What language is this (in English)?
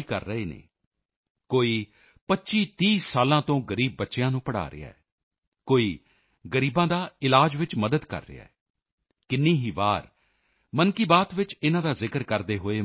Punjabi